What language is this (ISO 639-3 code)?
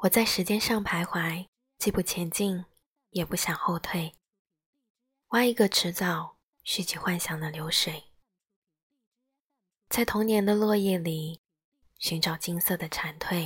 zho